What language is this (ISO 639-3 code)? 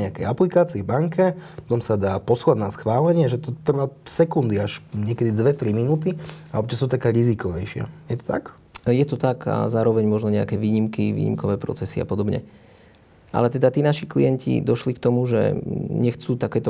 slk